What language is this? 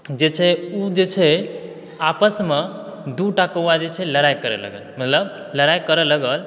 Maithili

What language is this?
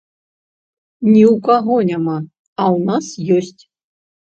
Belarusian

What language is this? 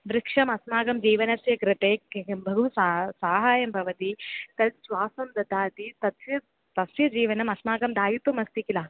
Sanskrit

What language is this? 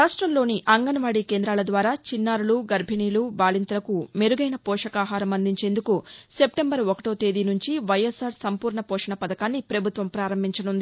Telugu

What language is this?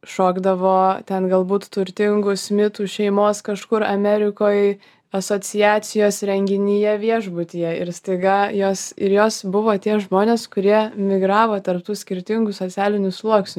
Lithuanian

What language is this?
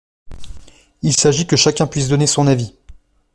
French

